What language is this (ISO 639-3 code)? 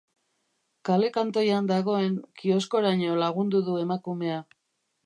eus